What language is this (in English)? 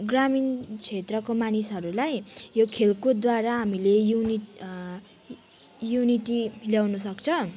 Nepali